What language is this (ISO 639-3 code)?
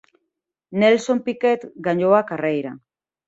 glg